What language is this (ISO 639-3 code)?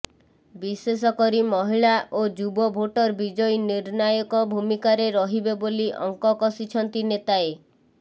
ori